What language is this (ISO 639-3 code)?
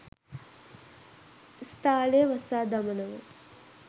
sin